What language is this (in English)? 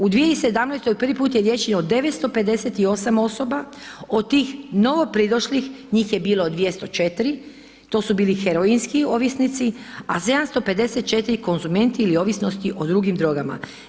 Croatian